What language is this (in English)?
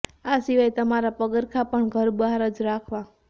Gujarati